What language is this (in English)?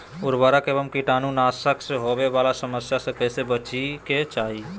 Magahi